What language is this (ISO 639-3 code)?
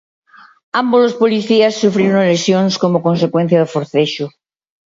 glg